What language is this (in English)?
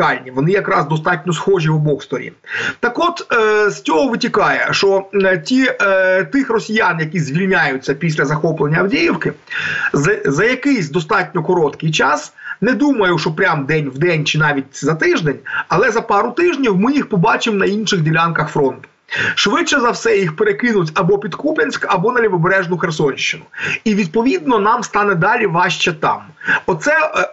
Ukrainian